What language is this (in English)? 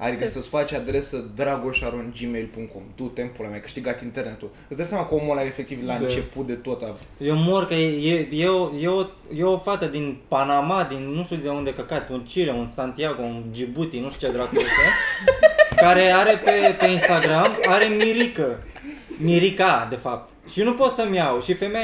Romanian